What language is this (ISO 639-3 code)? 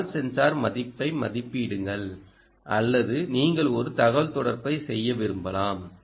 tam